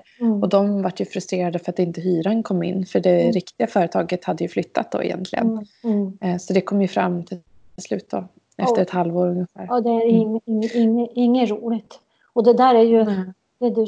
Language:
Swedish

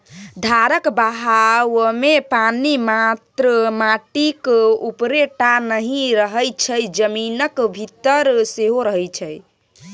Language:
Maithili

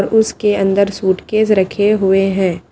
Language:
Hindi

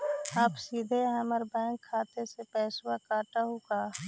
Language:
Magahi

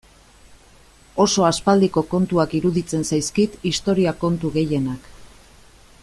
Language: Basque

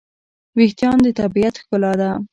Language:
Pashto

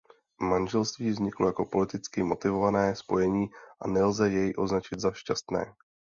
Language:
Czech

